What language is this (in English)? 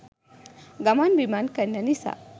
Sinhala